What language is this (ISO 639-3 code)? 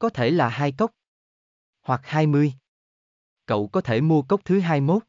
vie